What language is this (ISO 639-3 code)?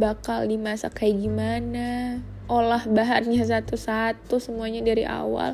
ind